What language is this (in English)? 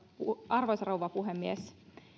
Finnish